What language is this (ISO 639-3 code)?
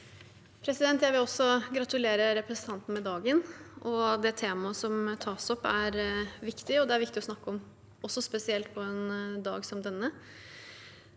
nor